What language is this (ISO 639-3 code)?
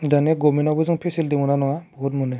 brx